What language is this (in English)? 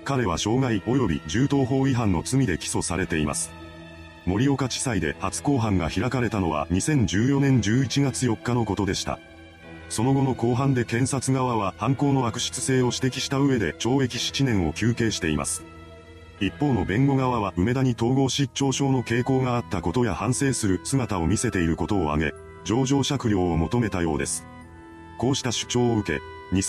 Japanese